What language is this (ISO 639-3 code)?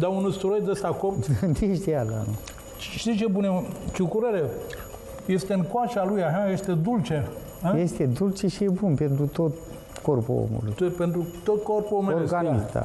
ron